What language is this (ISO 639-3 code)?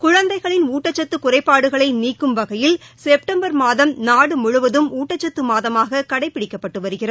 tam